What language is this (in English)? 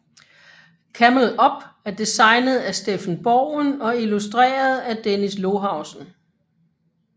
Danish